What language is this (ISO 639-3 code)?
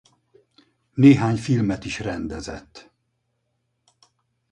hun